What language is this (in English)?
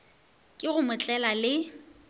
Northern Sotho